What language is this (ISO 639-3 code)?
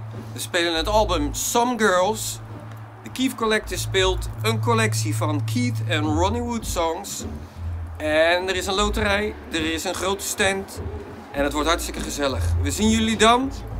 nld